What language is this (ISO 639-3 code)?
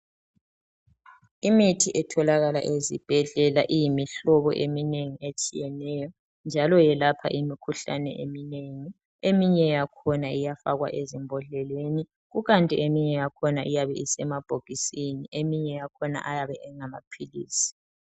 nde